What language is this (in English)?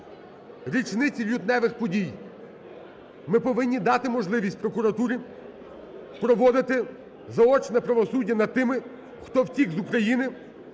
Ukrainian